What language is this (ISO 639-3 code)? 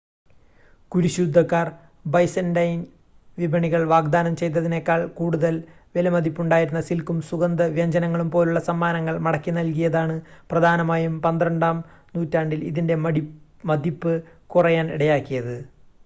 mal